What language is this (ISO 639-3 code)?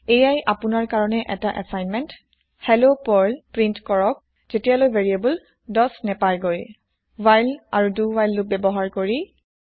asm